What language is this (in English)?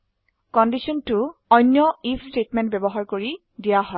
Assamese